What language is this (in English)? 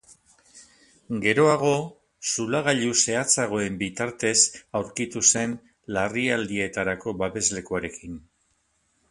Basque